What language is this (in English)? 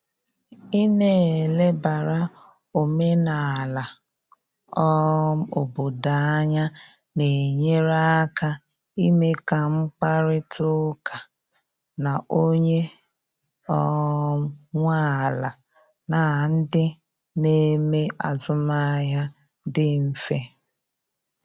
Igbo